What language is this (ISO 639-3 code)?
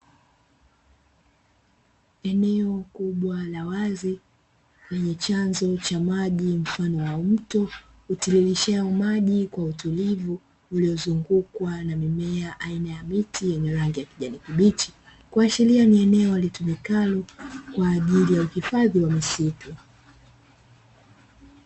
swa